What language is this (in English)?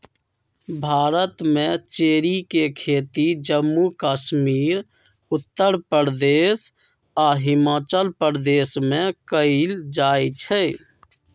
Magahi